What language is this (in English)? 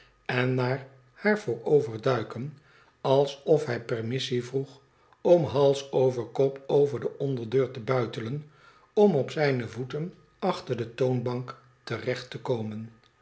Dutch